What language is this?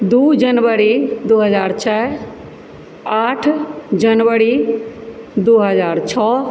Maithili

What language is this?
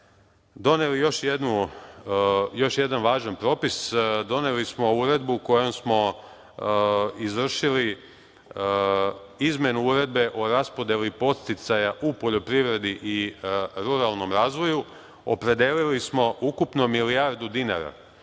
Serbian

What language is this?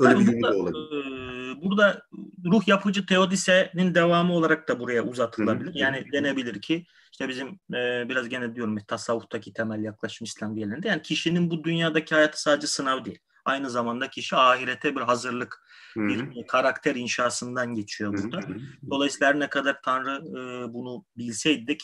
Turkish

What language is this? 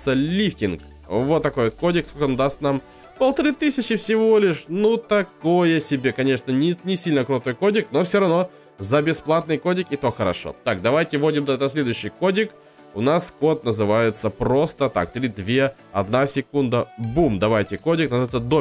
Russian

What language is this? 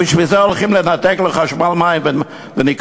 Hebrew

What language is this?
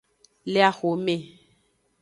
Aja (Benin)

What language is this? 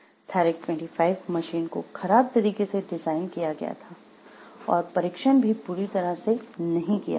Hindi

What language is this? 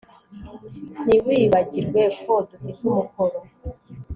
Kinyarwanda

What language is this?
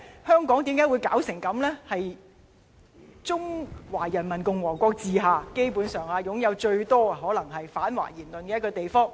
Cantonese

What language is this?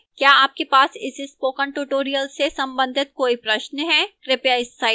Hindi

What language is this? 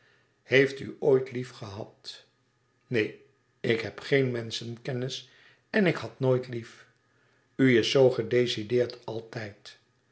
Dutch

